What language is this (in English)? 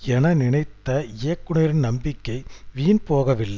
Tamil